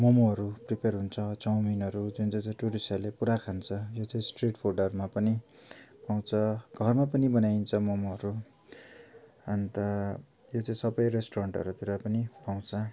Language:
Nepali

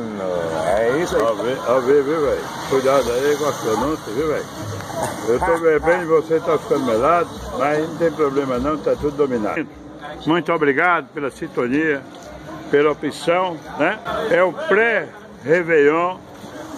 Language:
Portuguese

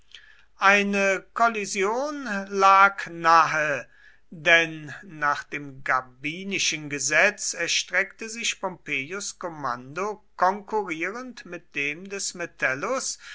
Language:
German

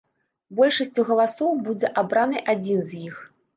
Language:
Belarusian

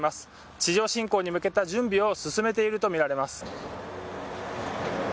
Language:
Japanese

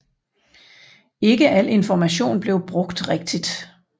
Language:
Danish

